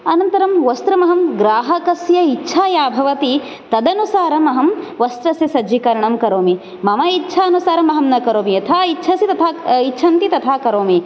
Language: Sanskrit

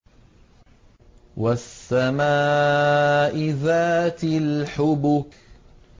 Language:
Arabic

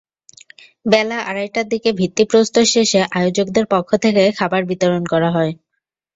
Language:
Bangla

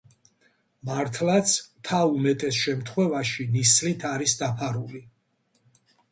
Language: Georgian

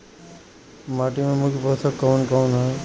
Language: Bhojpuri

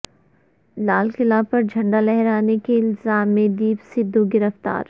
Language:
Urdu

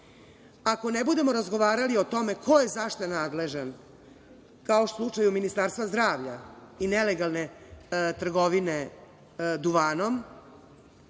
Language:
Serbian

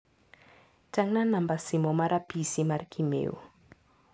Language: Luo (Kenya and Tanzania)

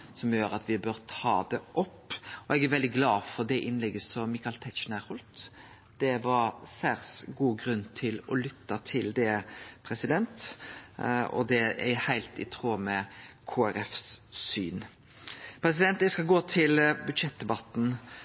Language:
Norwegian Nynorsk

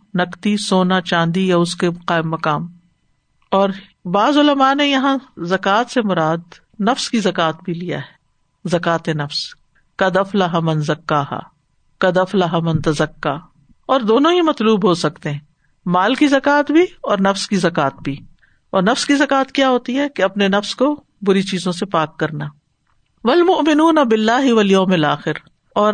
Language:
Urdu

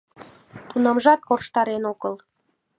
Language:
Mari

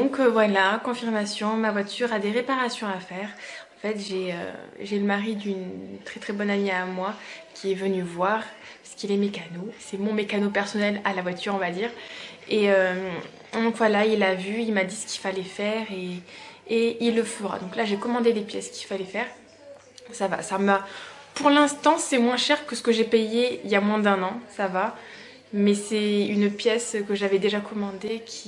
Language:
French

